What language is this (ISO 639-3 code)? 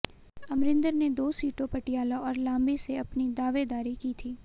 hin